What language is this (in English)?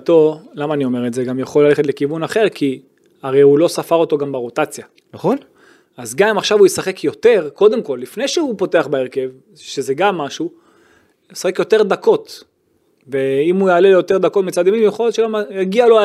Hebrew